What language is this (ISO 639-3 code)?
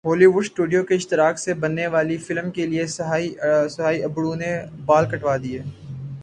urd